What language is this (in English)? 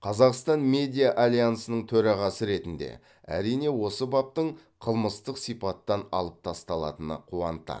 Kazakh